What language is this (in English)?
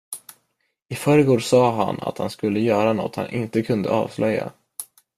Swedish